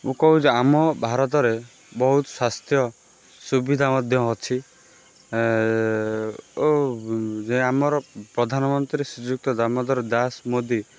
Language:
Odia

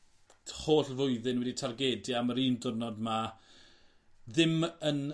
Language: Welsh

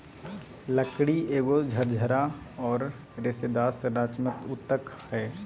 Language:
Magahi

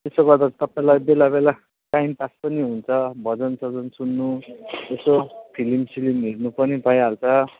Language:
Nepali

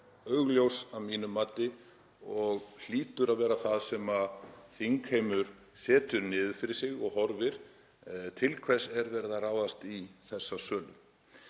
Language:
Icelandic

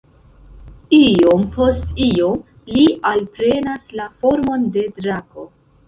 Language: Esperanto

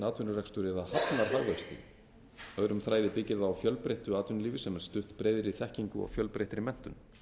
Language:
Icelandic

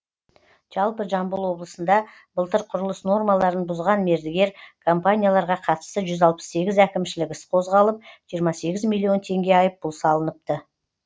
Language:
Kazakh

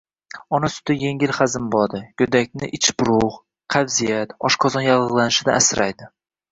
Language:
Uzbek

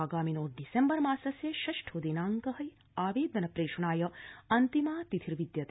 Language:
Sanskrit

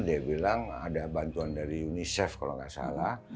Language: Indonesian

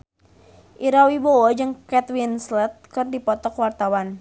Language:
Sundanese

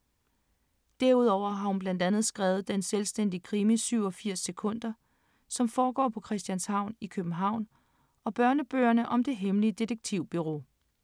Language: Danish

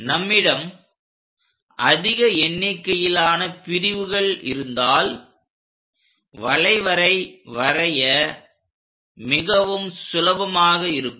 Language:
Tamil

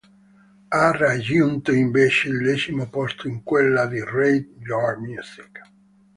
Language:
Italian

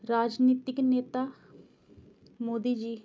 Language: Punjabi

